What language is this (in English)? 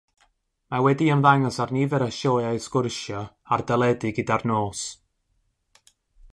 Welsh